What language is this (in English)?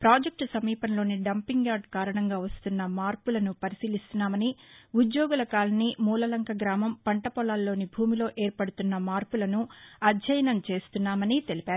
Telugu